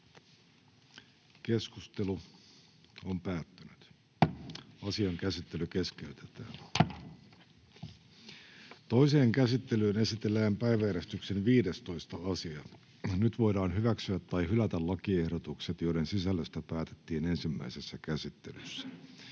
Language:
Finnish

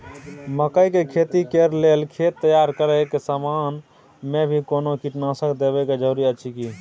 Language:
Maithili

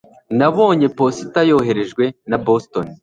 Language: Kinyarwanda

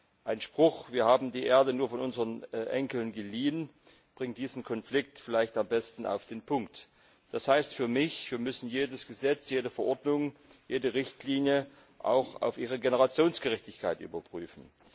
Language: German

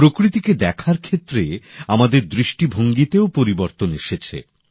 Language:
Bangla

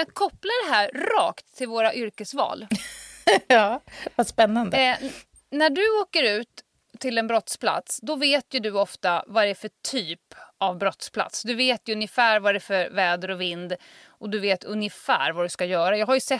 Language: Swedish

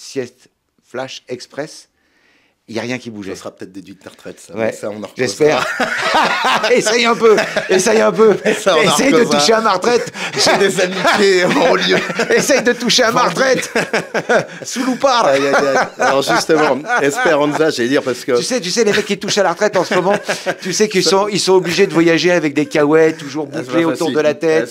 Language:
French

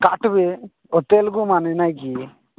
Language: Odia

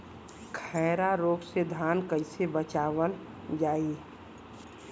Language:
Bhojpuri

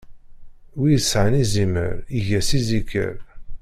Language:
Kabyle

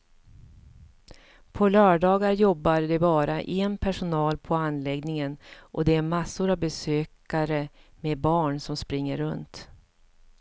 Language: Swedish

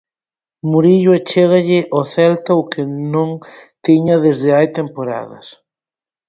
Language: Galician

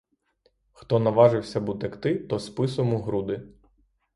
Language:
Ukrainian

